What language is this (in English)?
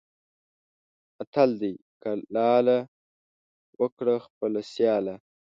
Pashto